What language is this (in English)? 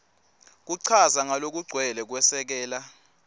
Swati